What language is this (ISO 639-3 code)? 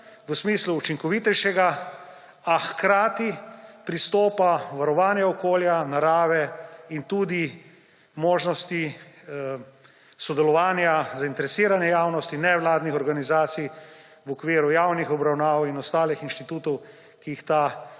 slv